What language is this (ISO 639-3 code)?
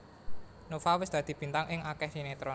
jav